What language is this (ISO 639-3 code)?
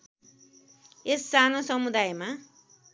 nep